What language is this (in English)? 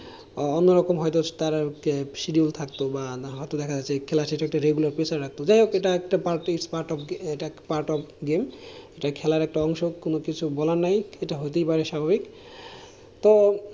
Bangla